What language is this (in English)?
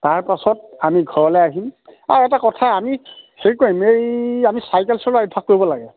Assamese